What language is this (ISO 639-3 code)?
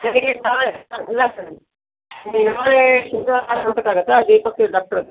kan